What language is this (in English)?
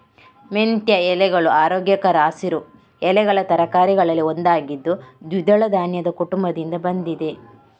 Kannada